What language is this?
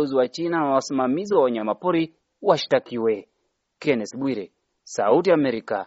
Swahili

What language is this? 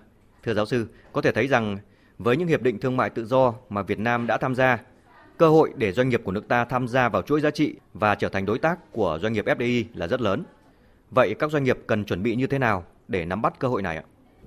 Vietnamese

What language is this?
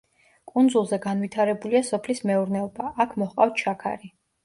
Georgian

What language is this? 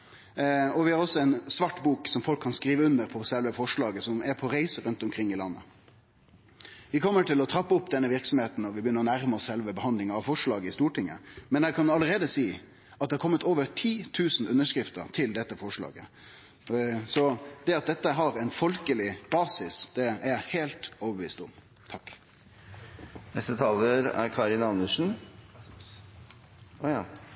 Norwegian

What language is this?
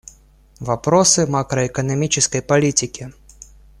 Russian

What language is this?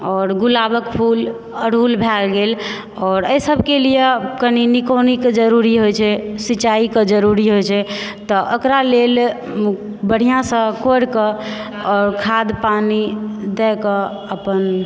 Maithili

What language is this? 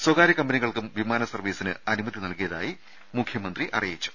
Malayalam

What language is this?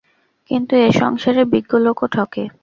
Bangla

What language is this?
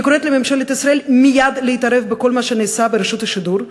Hebrew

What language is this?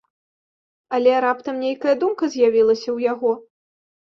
Belarusian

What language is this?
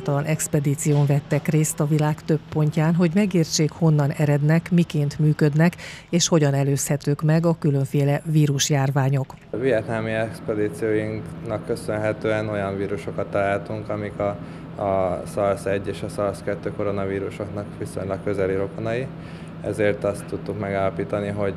Hungarian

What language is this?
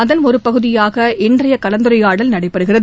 Tamil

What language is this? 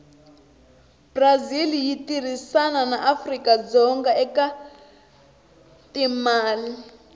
Tsonga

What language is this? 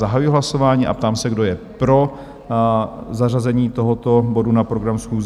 Czech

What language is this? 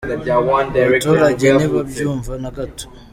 Kinyarwanda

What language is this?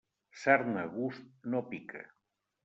Catalan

